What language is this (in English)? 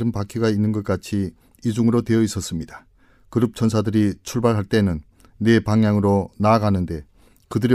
Korean